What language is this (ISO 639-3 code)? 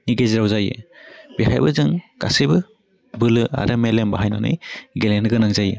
brx